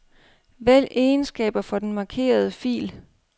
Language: Danish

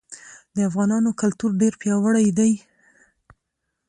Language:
Pashto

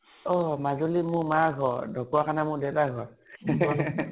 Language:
Assamese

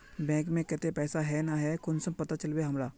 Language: Magahi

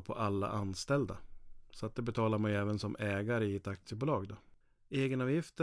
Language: Swedish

